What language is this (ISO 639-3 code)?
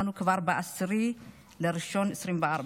heb